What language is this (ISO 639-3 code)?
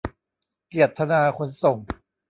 tha